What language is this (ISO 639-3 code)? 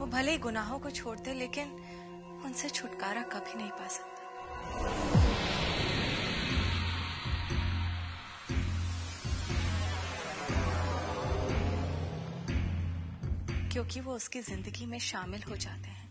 hin